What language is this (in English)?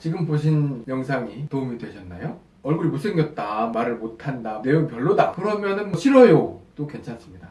Korean